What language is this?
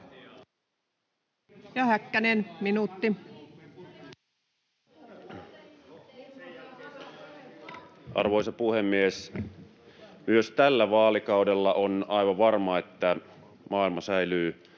Finnish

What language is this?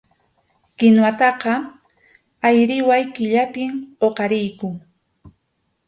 Arequipa-La Unión Quechua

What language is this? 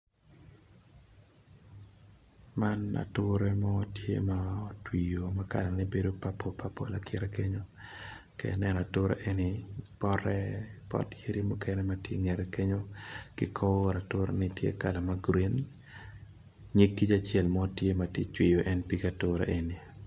Acoli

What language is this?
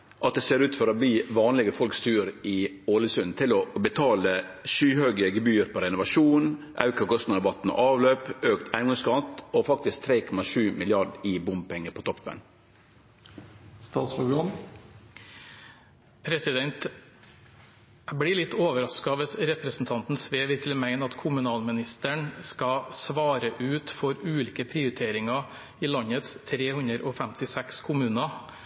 Norwegian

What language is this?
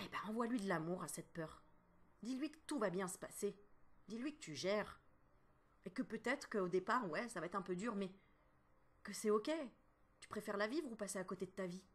French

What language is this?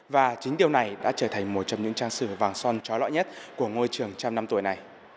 Vietnamese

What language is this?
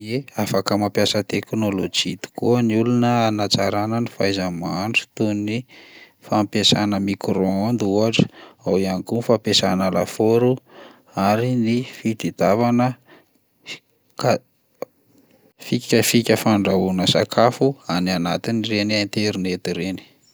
Malagasy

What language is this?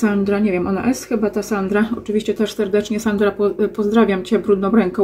Polish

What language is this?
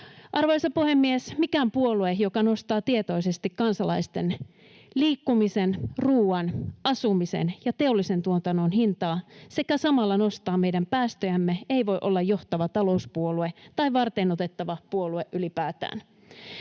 Finnish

